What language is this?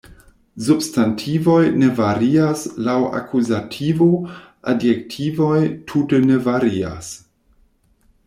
Esperanto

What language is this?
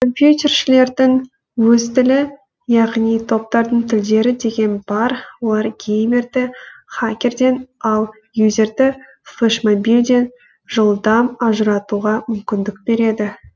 Kazakh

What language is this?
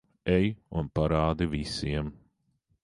Latvian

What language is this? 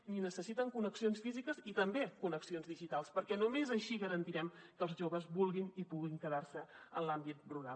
Catalan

